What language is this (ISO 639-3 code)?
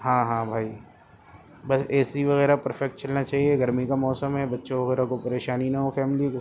urd